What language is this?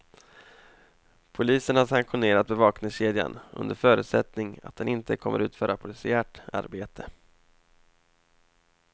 Swedish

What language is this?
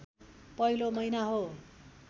Nepali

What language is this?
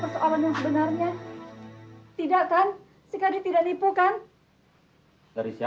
Indonesian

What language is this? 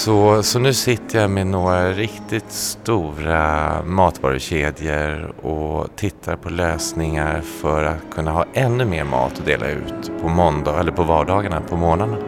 Swedish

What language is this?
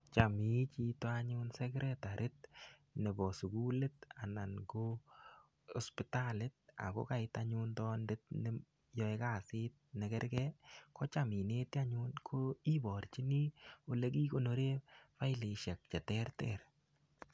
Kalenjin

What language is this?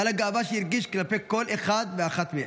Hebrew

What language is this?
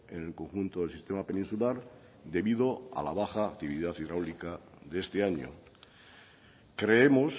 Spanish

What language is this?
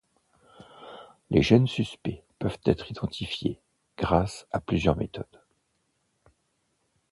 French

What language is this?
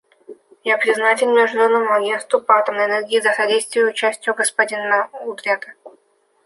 Russian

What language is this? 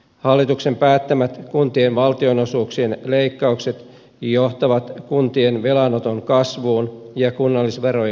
Finnish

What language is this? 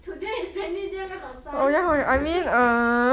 English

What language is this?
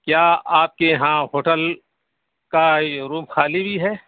Urdu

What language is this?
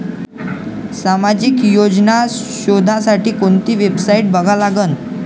Marathi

